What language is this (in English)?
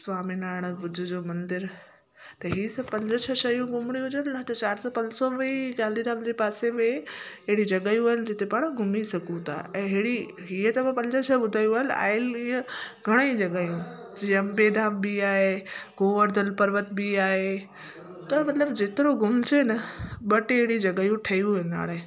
Sindhi